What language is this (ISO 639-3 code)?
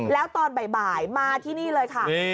tha